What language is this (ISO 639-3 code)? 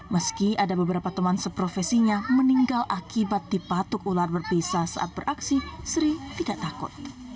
ind